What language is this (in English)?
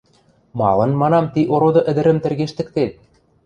Western Mari